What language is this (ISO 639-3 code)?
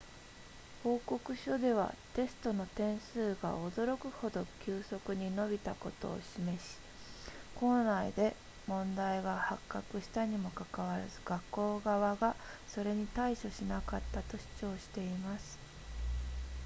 jpn